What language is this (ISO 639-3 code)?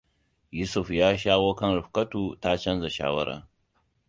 hau